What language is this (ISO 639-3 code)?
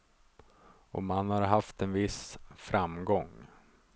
swe